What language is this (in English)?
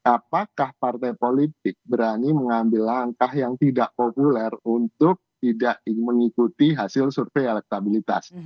Indonesian